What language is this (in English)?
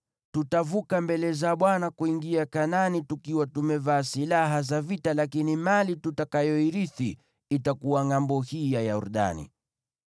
Swahili